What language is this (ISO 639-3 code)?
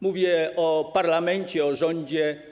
pol